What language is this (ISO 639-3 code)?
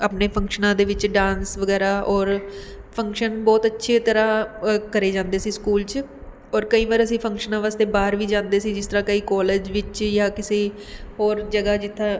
pan